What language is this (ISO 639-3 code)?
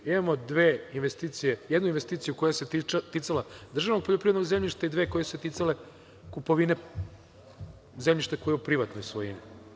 srp